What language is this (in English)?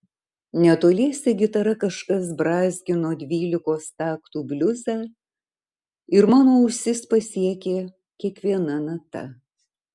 Lithuanian